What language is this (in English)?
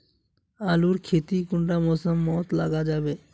Magahi